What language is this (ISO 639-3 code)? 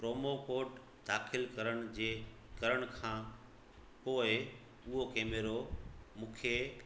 snd